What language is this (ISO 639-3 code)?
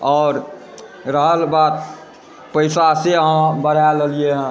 mai